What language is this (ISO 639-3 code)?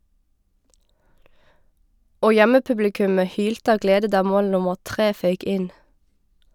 nor